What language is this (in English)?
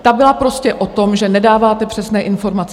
Czech